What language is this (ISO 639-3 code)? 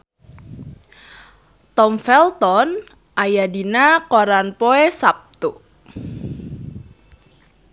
sun